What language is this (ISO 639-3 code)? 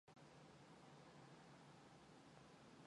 mon